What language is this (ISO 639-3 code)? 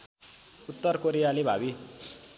nep